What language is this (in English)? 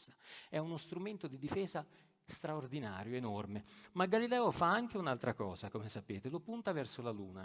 Italian